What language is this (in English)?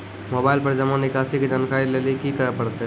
Maithili